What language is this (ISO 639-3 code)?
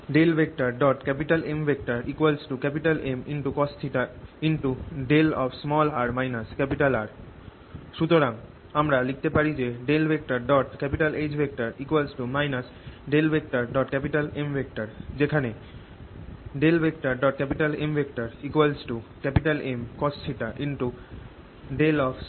ben